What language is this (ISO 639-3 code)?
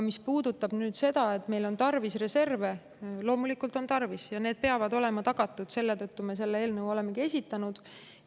est